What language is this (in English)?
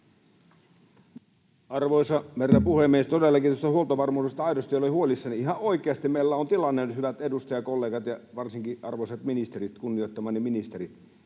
Finnish